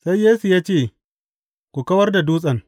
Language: Hausa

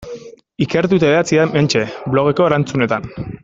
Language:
Basque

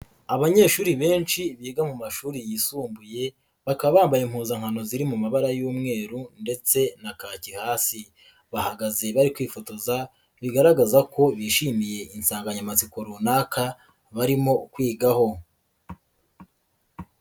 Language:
Kinyarwanda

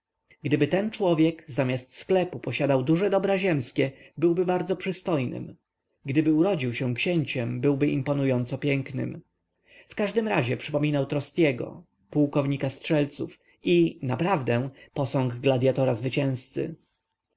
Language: Polish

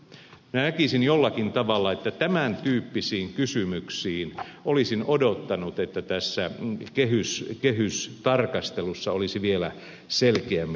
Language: Finnish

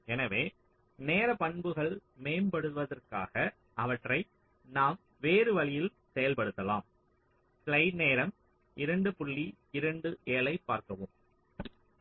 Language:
Tamil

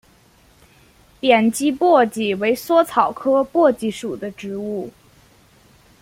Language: Chinese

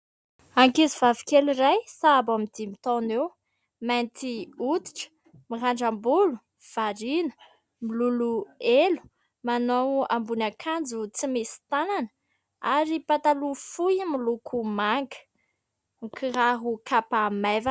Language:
Malagasy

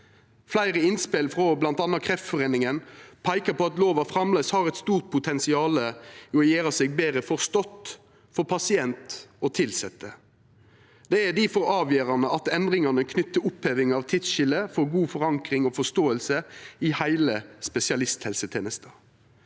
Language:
Norwegian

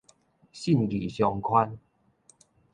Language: Min Nan Chinese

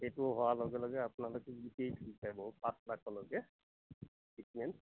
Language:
Assamese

